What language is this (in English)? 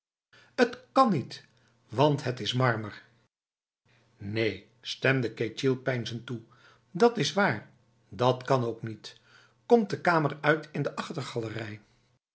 Dutch